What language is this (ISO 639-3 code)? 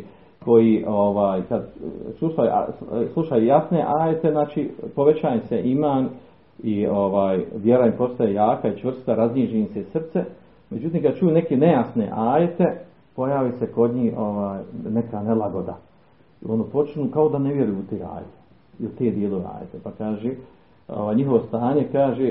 hrv